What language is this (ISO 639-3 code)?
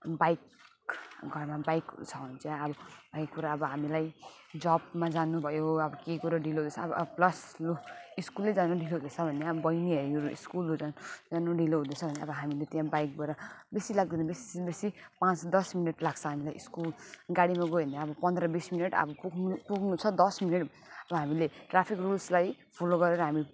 nep